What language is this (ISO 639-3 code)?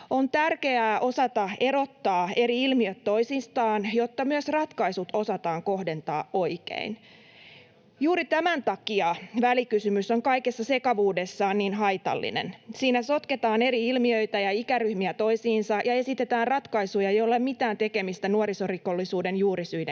fin